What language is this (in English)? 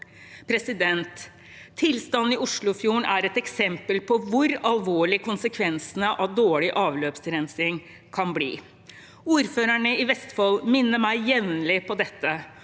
Norwegian